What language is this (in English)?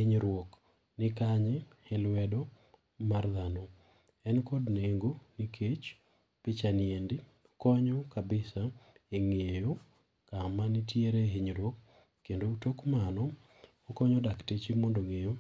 Luo (Kenya and Tanzania)